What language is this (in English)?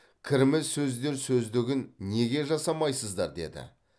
Kazakh